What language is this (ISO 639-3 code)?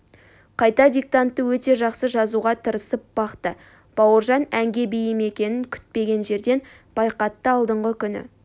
kaz